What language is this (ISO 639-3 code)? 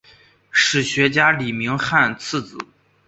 zho